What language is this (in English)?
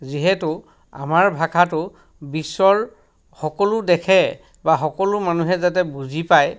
Assamese